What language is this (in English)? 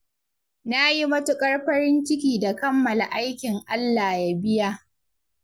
Hausa